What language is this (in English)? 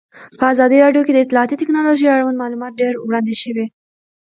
Pashto